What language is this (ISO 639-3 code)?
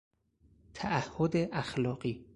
fas